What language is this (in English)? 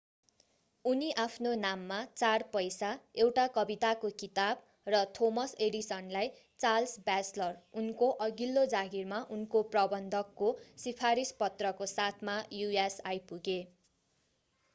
Nepali